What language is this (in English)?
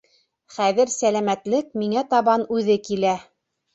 Bashkir